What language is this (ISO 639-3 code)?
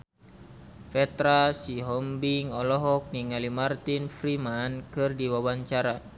sun